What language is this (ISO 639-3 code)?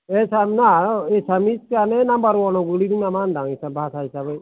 brx